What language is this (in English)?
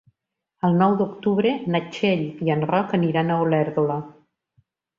Catalan